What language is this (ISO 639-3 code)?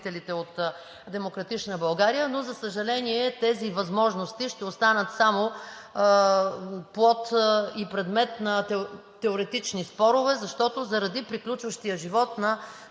bul